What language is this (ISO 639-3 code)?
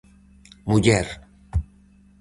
glg